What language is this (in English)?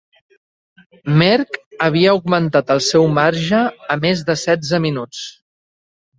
Catalan